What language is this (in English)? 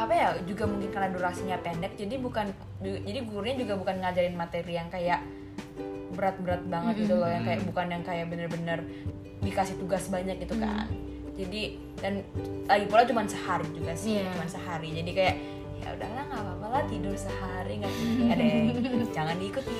Indonesian